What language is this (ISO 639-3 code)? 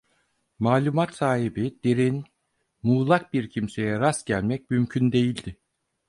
tur